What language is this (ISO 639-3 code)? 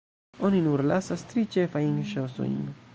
epo